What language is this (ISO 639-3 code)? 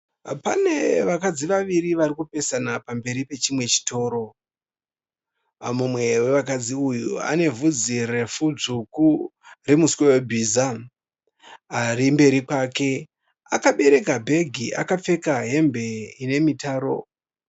sna